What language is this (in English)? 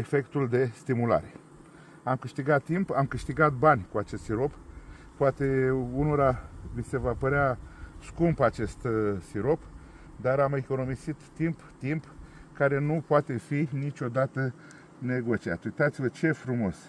Romanian